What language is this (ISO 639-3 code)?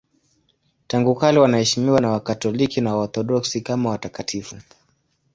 swa